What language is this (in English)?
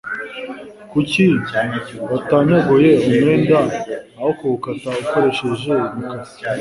Kinyarwanda